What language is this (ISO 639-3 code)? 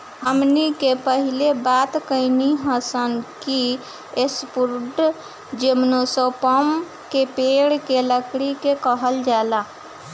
bho